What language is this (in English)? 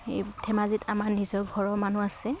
Assamese